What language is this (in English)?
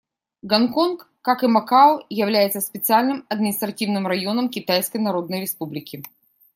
Russian